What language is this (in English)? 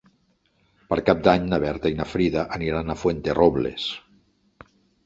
Catalan